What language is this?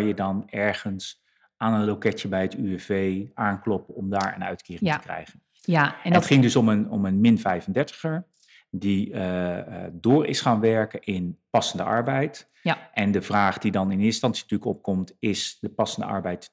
Dutch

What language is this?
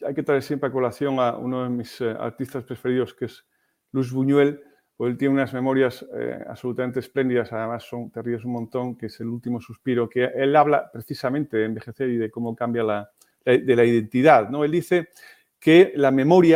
Spanish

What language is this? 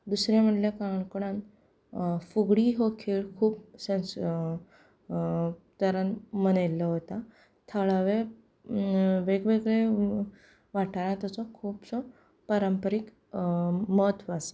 Konkani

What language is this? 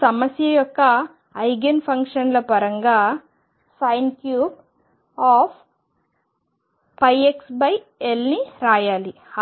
Telugu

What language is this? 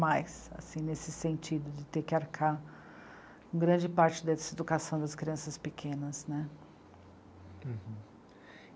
Portuguese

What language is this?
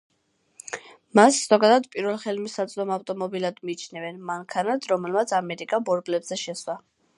Georgian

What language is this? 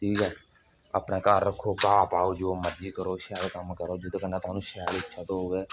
Dogri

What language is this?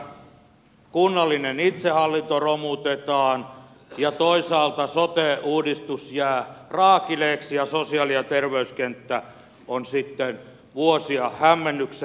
Finnish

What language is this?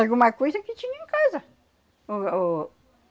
Portuguese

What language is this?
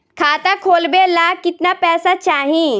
Bhojpuri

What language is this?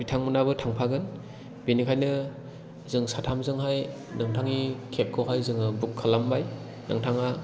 Bodo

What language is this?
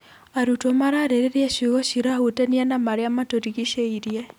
Kikuyu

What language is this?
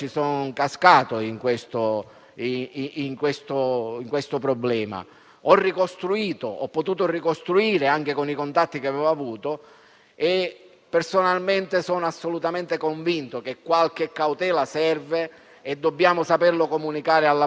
Italian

